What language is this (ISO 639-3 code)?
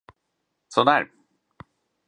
swe